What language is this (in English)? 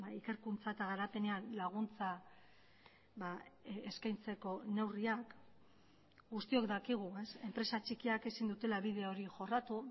Basque